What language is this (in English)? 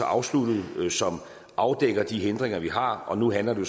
Danish